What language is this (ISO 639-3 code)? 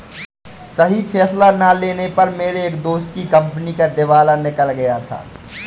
hin